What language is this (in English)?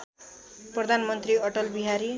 Nepali